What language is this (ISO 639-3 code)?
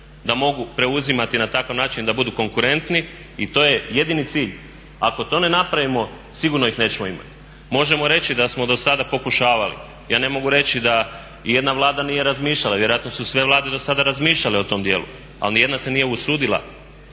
hrv